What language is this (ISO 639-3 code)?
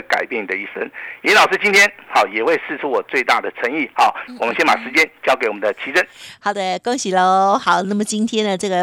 zho